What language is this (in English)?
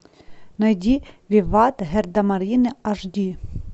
Russian